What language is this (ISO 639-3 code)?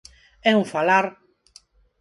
glg